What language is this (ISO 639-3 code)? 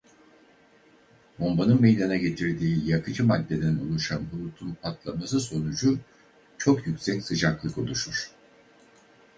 tur